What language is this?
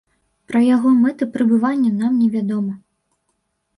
Belarusian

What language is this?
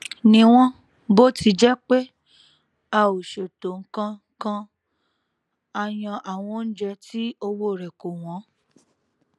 Yoruba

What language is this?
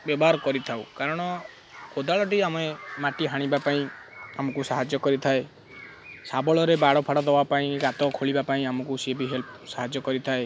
Odia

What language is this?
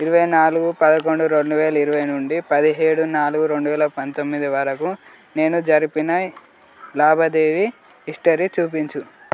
Telugu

